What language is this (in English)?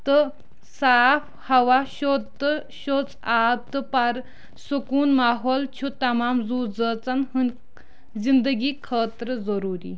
Kashmiri